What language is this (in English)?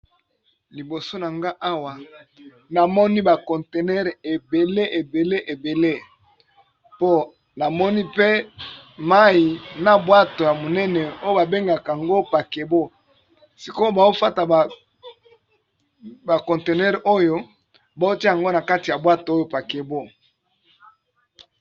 Lingala